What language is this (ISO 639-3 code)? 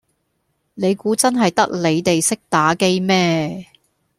yue